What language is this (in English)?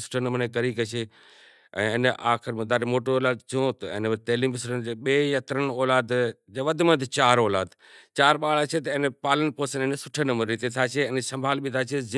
Kachi Koli